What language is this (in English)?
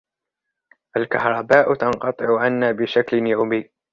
Arabic